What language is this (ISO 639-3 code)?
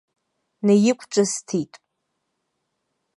abk